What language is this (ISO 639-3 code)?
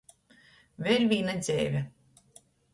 ltg